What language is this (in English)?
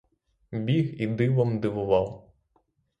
Ukrainian